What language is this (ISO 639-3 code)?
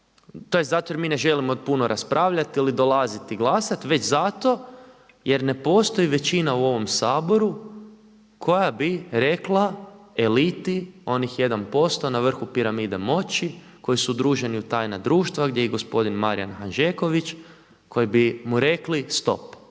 hrv